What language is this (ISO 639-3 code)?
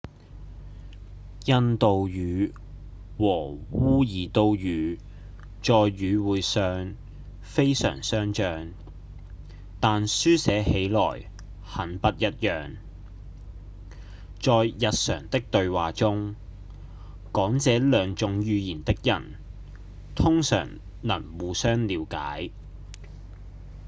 yue